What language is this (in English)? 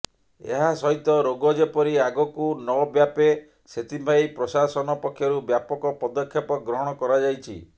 Odia